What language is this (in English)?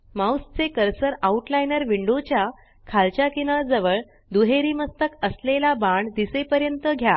Marathi